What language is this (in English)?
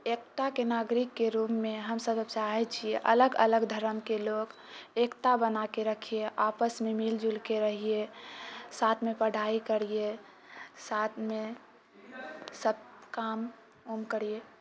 Maithili